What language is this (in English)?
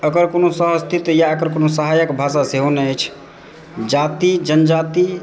Maithili